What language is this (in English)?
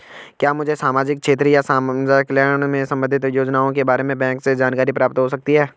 Hindi